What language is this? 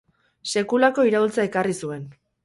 Basque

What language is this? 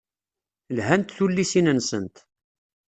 Kabyle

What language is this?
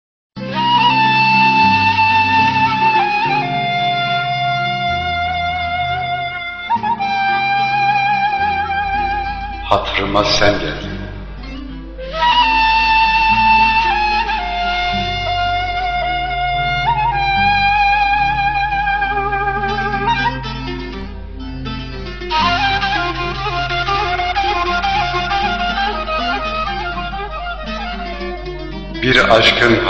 Turkish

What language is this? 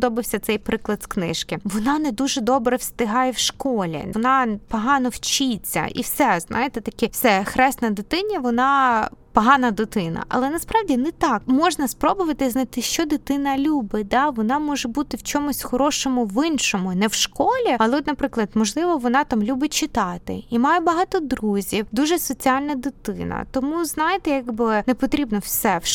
Ukrainian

